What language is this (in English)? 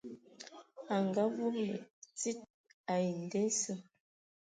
Ewondo